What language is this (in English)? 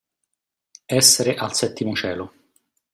Italian